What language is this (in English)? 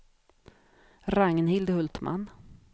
Swedish